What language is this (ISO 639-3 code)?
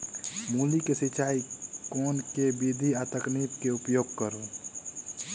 mai